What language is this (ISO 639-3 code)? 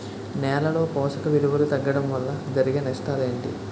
tel